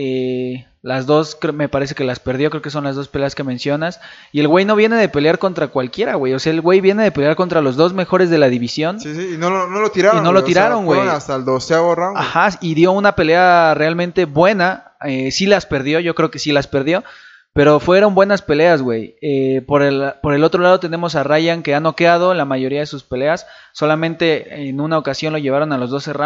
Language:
Spanish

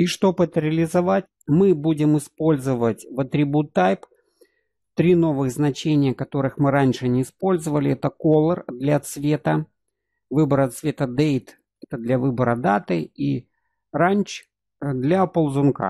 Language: Russian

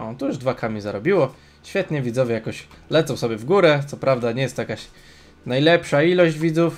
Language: Polish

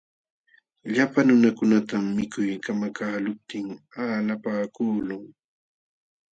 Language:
Jauja Wanca Quechua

